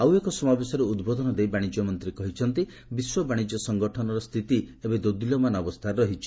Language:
Odia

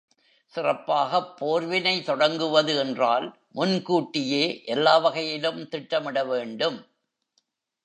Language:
Tamil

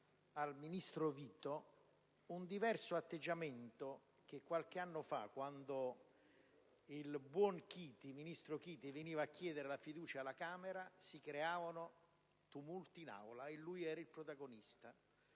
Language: Italian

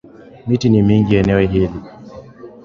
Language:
Swahili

